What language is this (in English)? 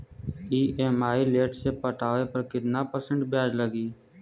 Bhojpuri